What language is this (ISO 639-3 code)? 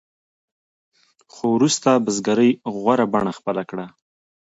pus